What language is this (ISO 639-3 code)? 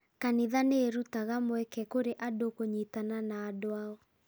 kik